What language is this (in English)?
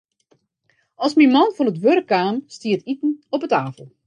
Western Frisian